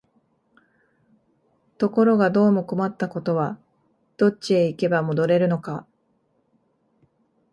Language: Japanese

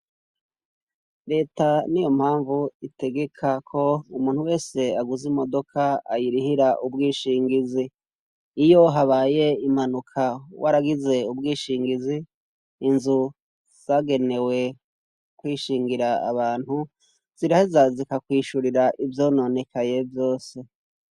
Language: Rundi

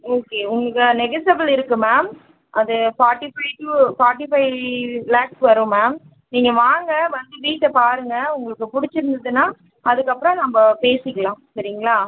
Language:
Tamil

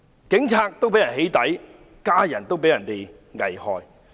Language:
Cantonese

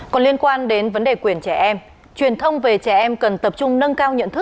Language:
Vietnamese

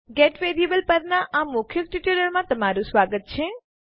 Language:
Gujarati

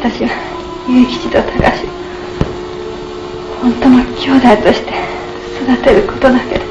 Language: Japanese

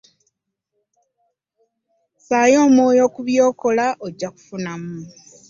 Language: Ganda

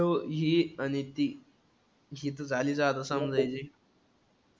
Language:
Marathi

